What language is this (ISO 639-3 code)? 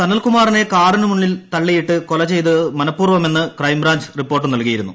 mal